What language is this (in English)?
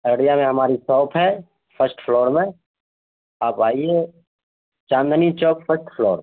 Urdu